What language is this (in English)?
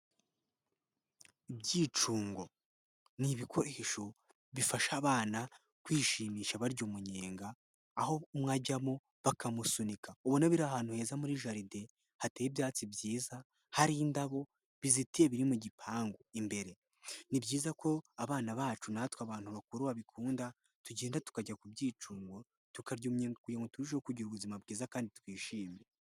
Kinyarwanda